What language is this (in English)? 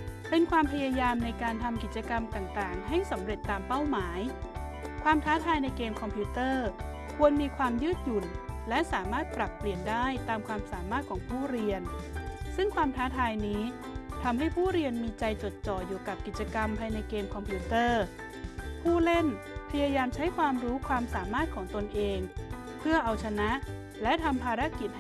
Thai